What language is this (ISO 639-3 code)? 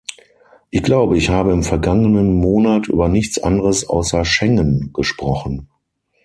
deu